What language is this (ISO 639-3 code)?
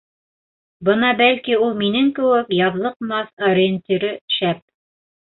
bak